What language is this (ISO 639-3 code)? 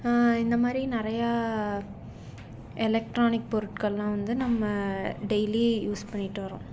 tam